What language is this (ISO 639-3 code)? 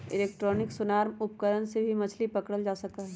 mag